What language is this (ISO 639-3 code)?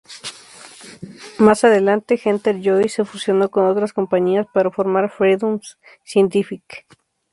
spa